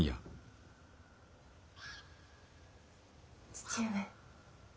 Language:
Japanese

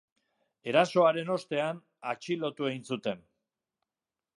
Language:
Basque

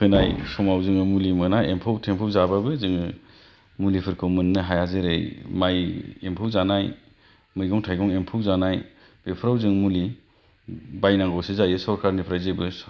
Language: Bodo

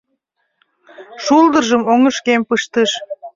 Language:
Mari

